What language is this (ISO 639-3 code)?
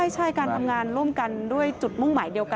tha